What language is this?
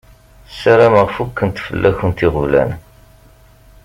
Kabyle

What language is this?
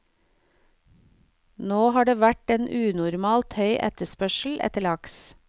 Norwegian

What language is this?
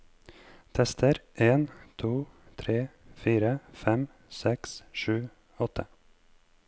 Norwegian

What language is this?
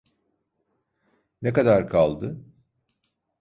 Turkish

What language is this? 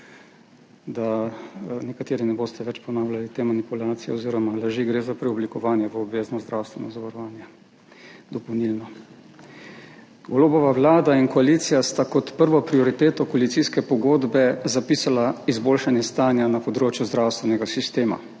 Slovenian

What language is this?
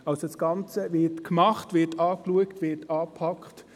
Swiss German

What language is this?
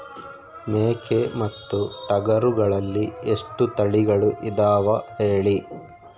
Kannada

